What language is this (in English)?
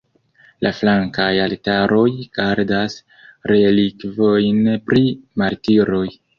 Esperanto